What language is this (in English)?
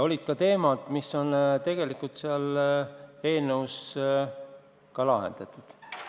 Estonian